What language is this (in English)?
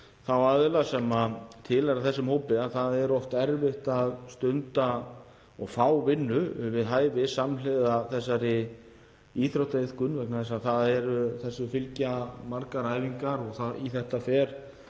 Icelandic